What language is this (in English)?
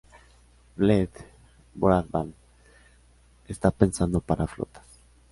Spanish